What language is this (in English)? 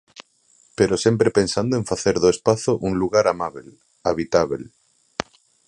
Galician